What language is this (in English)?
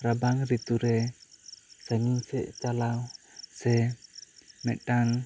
Santali